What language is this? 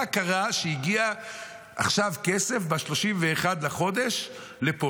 Hebrew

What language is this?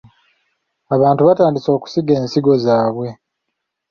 Ganda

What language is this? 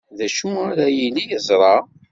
Kabyle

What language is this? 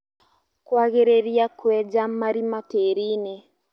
Kikuyu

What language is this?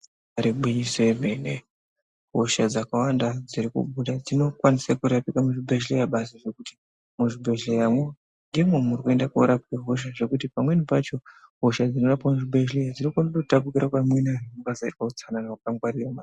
Ndau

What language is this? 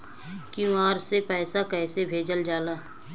Bhojpuri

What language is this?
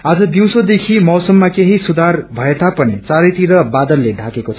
Nepali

